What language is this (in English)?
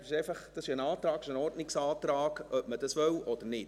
Swiss German